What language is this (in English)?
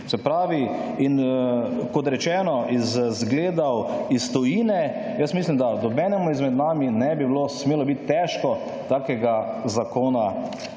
Slovenian